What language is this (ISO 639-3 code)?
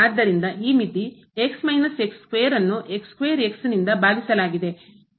kan